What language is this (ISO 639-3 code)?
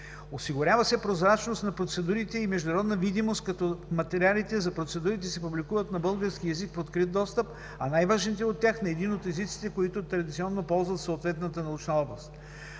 bul